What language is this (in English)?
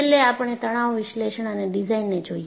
Gujarati